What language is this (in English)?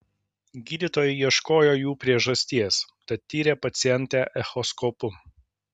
Lithuanian